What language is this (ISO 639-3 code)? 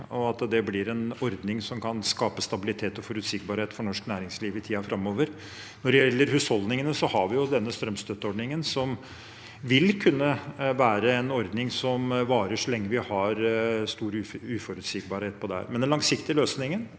nor